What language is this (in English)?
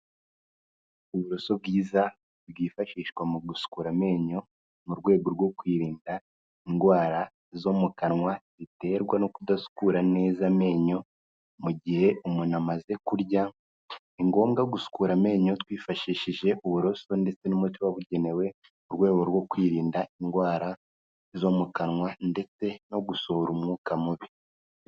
Kinyarwanda